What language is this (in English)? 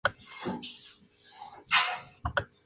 Spanish